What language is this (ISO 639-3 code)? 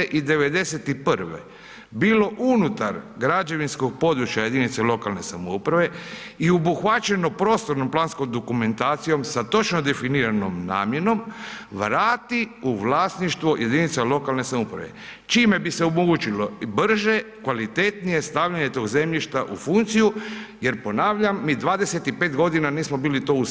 hrv